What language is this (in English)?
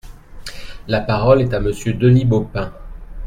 French